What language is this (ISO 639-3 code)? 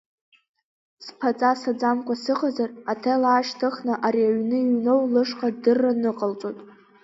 abk